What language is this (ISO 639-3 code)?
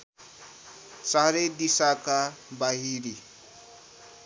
nep